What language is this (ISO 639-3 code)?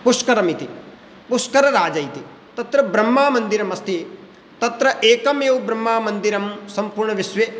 san